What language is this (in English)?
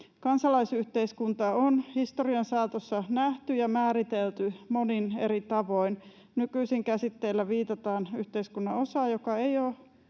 Finnish